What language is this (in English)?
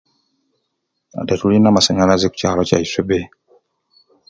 Ruuli